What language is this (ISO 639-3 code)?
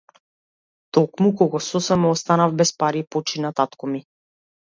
mkd